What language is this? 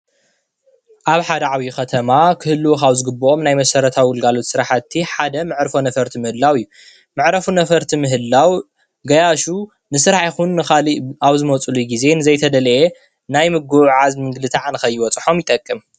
Tigrinya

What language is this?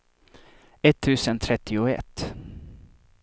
Swedish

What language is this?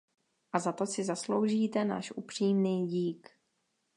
Czech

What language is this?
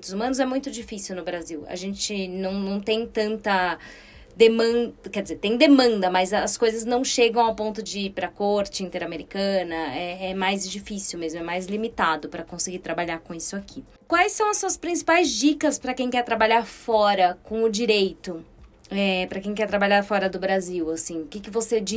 Portuguese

